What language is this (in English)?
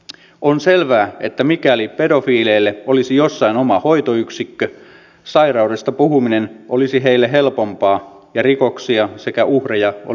Finnish